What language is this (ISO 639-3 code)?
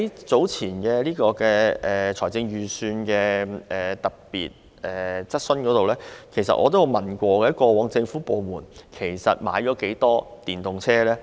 yue